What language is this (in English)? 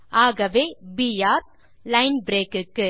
Tamil